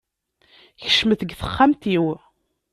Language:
Kabyle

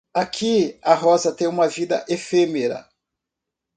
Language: Portuguese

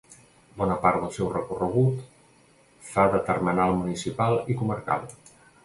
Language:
Catalan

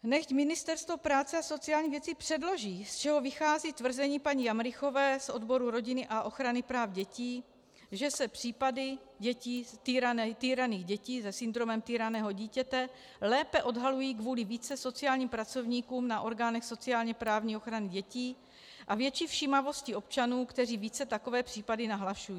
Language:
Czech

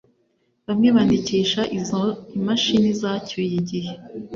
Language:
Kinyarwanda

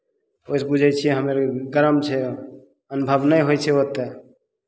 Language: Maithili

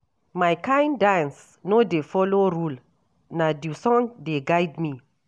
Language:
Nigerian Pidgin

